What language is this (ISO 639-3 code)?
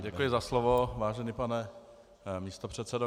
ces